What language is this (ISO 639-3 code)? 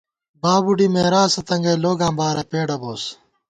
gwt